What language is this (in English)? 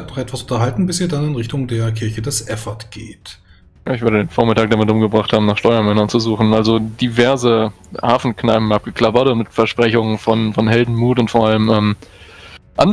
German